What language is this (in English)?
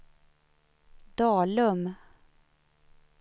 Swedish